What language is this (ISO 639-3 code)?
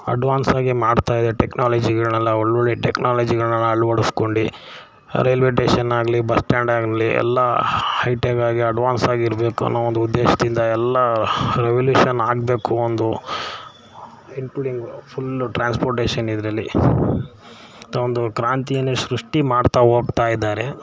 kan